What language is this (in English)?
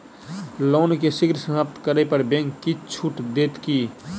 Maithili